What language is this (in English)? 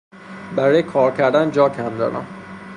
Persian